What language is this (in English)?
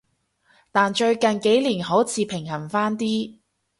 Cantonese